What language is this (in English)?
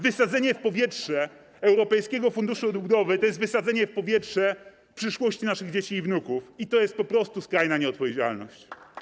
Polish